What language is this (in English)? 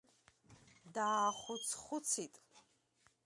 Abkhazian